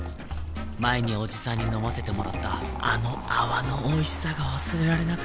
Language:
Japanese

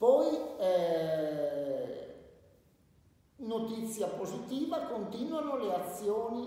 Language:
Italian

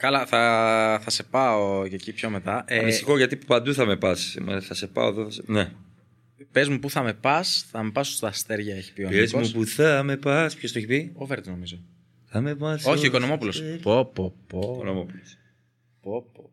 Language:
Greek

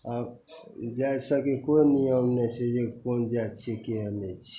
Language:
Maithili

